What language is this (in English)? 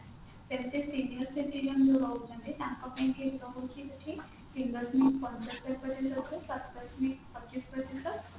Odia